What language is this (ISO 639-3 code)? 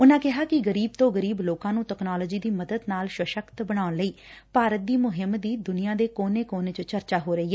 pan